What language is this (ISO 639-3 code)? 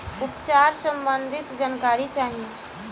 bho